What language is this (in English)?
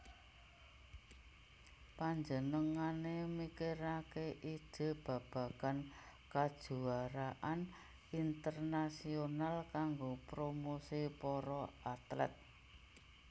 Javanese